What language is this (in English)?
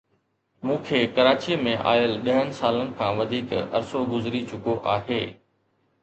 Sindhi